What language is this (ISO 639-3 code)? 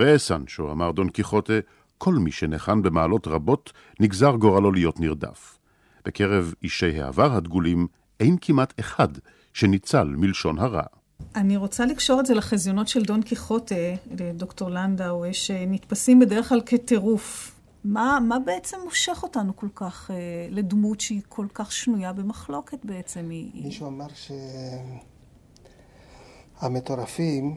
heb